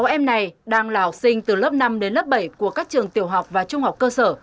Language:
Vietnamese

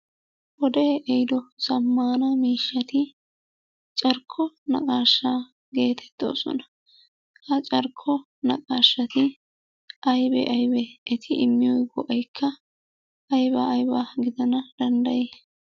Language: Wolaytta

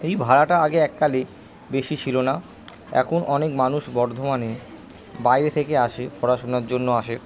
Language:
Bangla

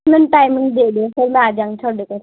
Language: Punjabi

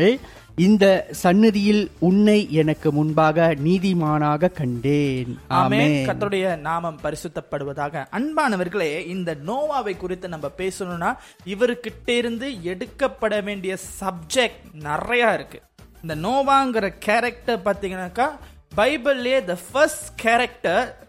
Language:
Tamil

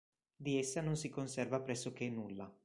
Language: Italian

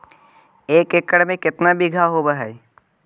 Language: Magahi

